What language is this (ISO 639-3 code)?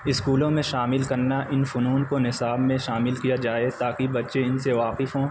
urd